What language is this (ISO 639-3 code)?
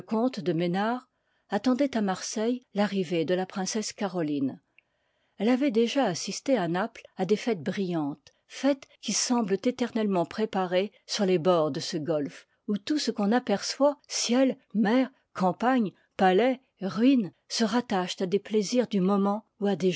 fra